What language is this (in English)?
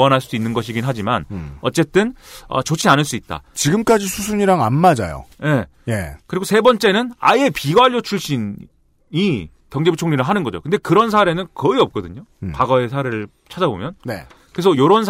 Korean